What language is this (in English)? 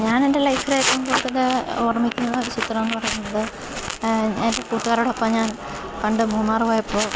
Malayalam